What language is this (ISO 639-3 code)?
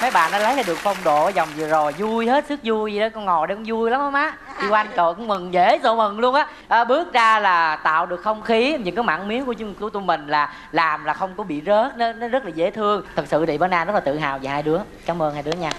vie